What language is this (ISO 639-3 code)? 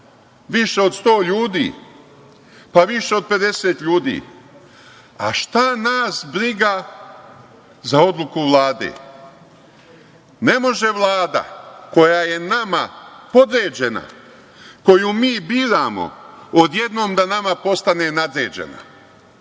srp